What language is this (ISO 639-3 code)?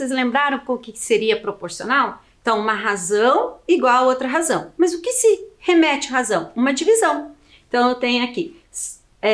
por